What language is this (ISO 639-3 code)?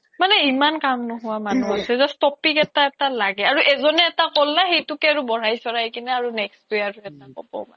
asm